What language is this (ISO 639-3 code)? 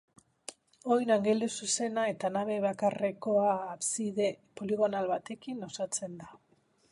eus